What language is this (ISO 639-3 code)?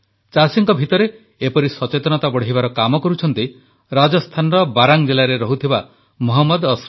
ori